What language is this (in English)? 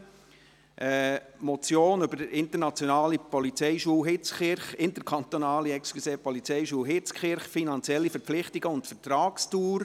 Swiss German